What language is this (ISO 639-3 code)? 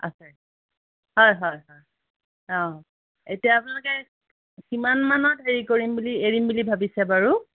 asm